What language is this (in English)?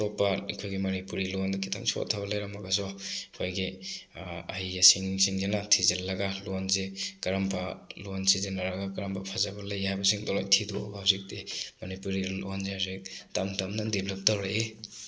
Manipuri